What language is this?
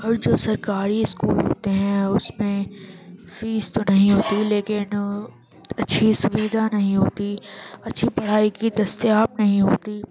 Urdu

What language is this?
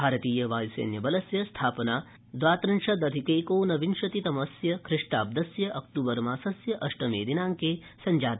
Sanskrit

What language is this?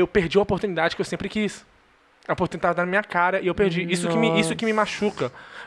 Portuguese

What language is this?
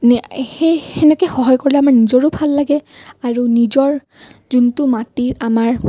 Assamese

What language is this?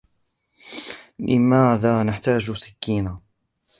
Arabic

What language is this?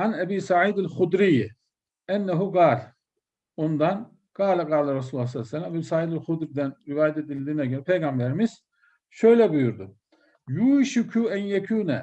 Turkish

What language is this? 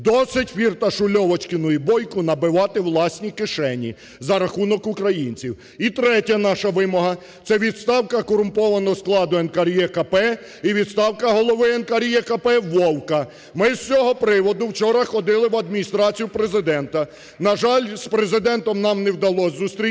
Ukrainian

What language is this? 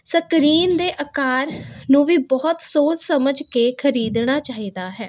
Punjabi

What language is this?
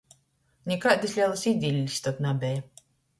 Latgalian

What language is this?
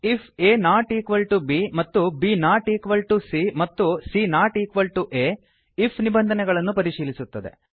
Kannada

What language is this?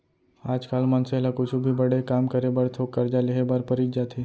Chhattisgarhi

